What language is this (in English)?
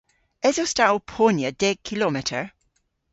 Cornish